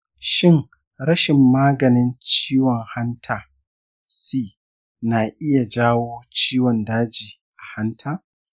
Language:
Hausa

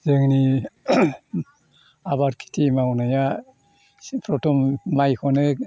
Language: Bodo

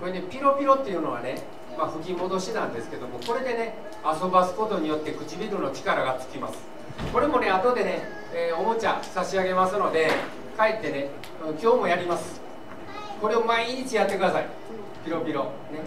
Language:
Japanese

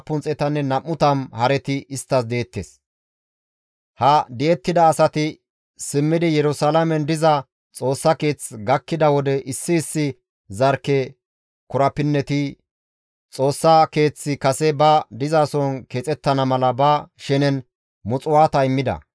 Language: Gamo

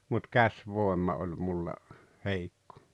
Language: Finnish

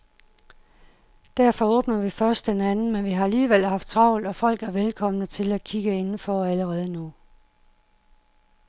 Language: Danish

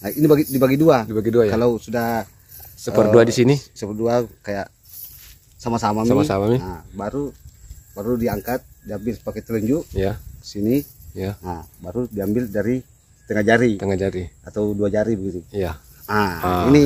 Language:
Indonesian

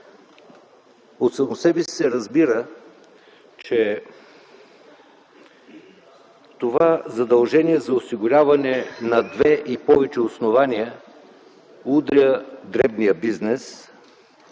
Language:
Bulgarian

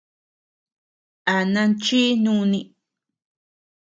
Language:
Tepeuxila Cuicatec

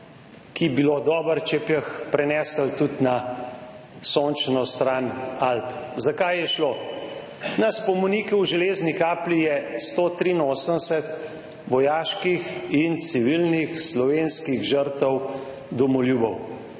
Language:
Slovenian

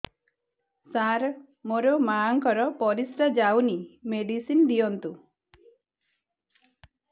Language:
Odia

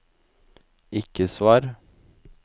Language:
Norwegian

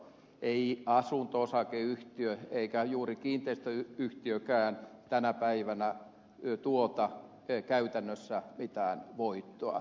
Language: Finnish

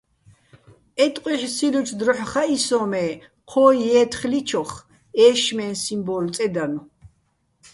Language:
Bats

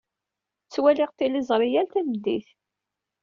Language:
Kabyle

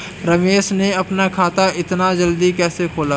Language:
Hindi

